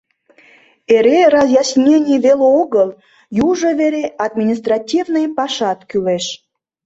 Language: Mari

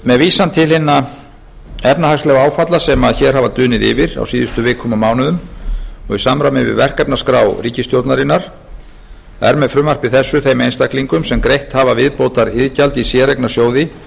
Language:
Icelandic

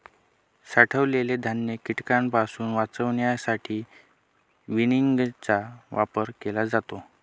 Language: Marathi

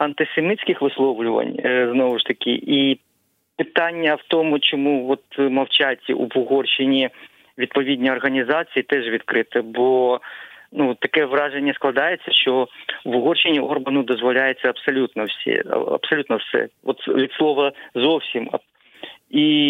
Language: Ukrainian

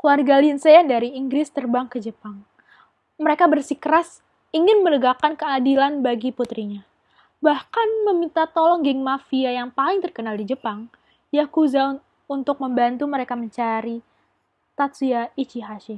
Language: Indonesian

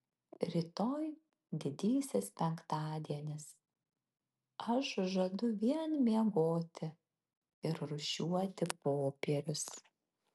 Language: Lithuanian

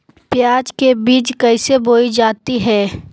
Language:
Magahi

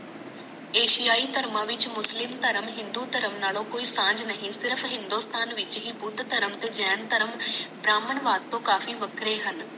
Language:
Punjabi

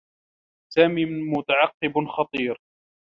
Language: Arabic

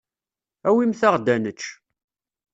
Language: Kabyle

